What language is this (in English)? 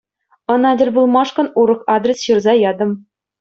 Chuvash